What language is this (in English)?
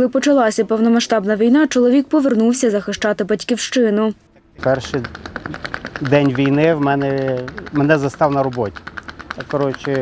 Ukrainian